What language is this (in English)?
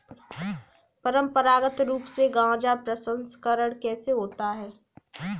Hindi